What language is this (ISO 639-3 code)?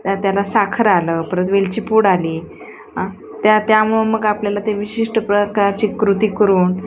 mar